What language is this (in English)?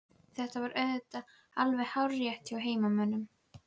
Icelandic